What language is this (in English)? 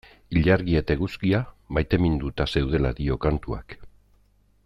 Basque